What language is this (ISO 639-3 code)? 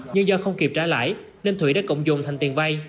vie